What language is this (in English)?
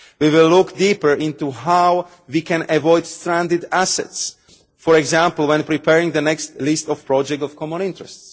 English